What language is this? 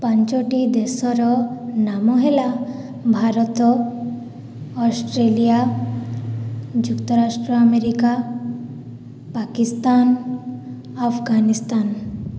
Odia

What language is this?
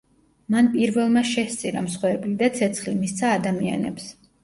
Georgian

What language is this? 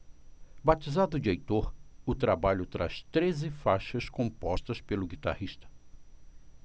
Portuguese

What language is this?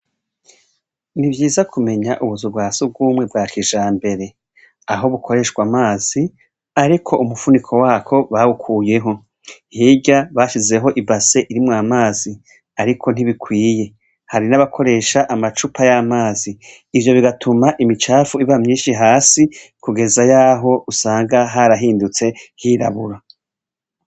Rundi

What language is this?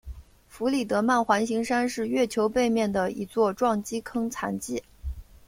Chinese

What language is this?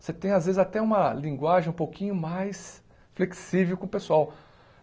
Portuguese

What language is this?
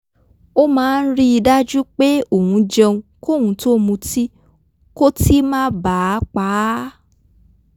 Yoruba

